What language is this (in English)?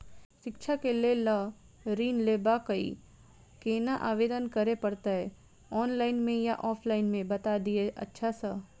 Maithili